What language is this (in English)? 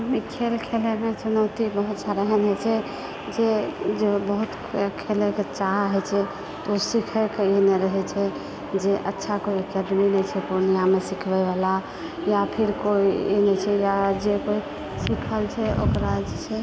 Maithili